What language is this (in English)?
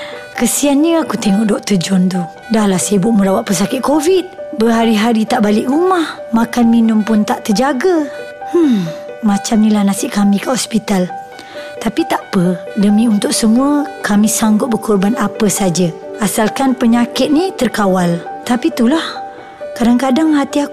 Malay